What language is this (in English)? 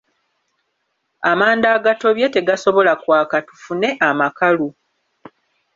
Ganda